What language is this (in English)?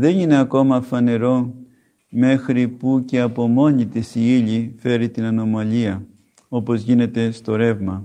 Greek